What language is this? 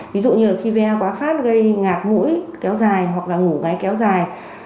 Vietnamese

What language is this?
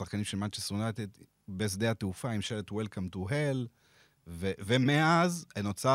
Hebrew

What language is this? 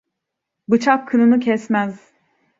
Turkish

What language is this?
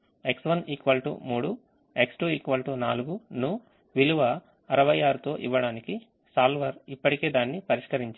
Telugu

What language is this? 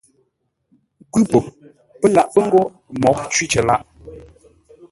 Ngombale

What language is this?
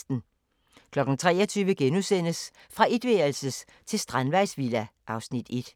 Danish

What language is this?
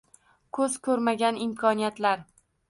Uzbek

